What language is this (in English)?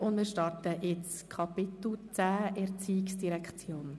Swiss German